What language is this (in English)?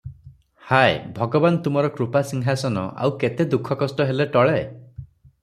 Odia